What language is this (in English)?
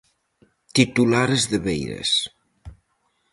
Galician